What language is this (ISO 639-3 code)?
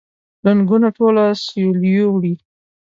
pus